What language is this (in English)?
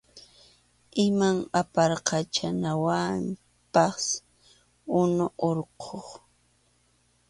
Arequipa-La Unión Quechua